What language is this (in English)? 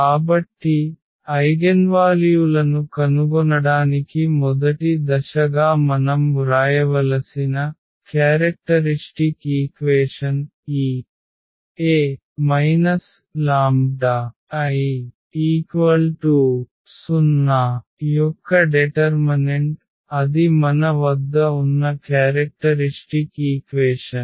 Telugu